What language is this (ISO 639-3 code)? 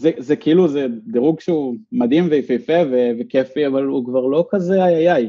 heb